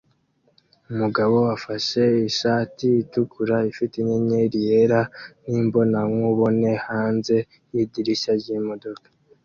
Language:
Kinyarwanda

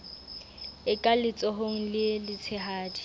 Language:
Southern Sotho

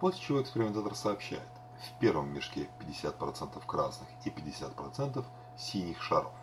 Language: Russian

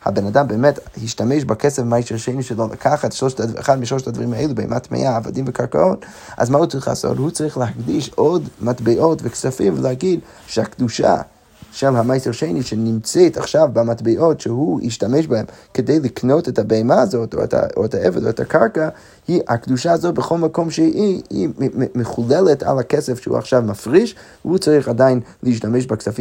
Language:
Hebrew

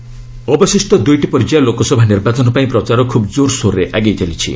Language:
Odia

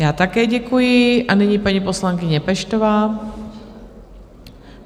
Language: Czech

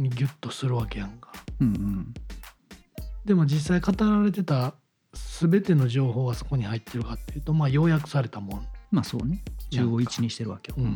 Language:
Japanese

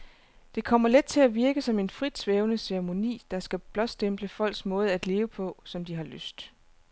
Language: Danish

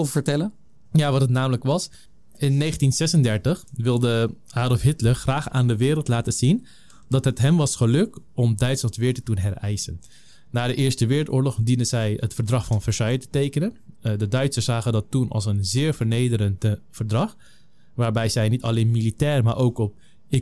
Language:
Dutch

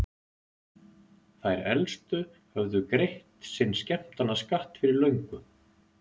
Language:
Icelandic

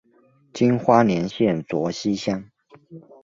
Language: Chinese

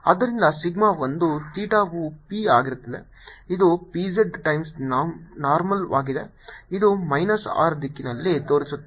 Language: Kannada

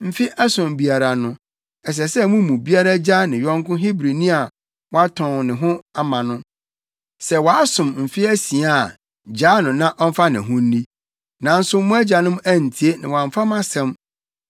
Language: Akan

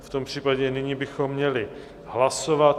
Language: Czech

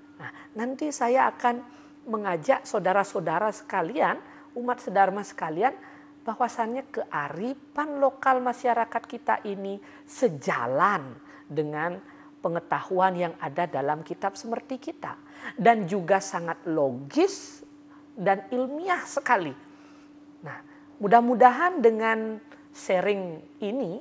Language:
Indonesian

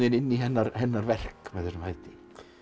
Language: Icelandic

